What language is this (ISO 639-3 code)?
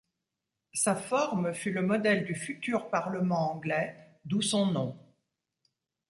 fra